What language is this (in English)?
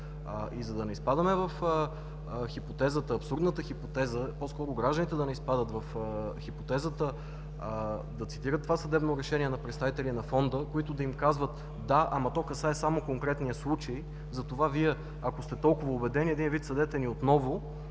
Bulgarian